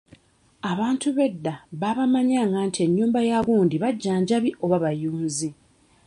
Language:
Ganda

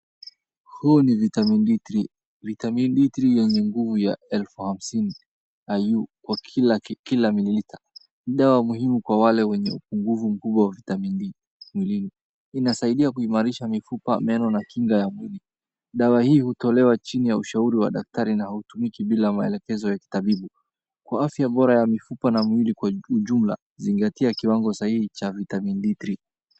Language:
Swahili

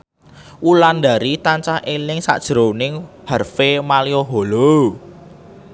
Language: Javanese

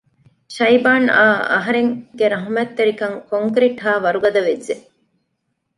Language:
Divehi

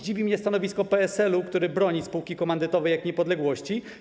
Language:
Polish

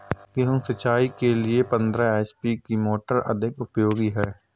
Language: Hindi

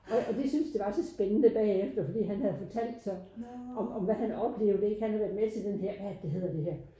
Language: Danish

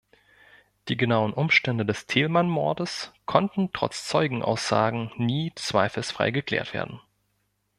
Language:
German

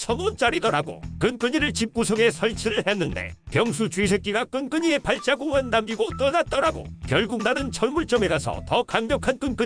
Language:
Korean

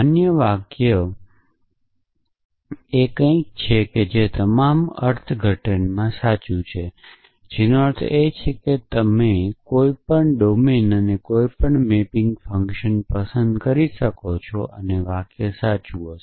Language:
Gujarati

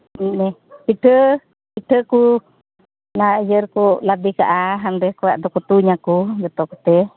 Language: Santali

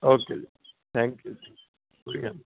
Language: Punjabi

